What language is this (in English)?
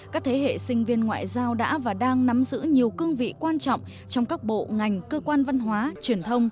Vietnamese